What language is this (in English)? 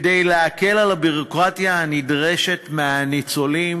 Hebrew